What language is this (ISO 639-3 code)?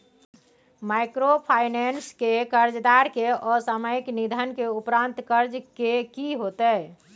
mai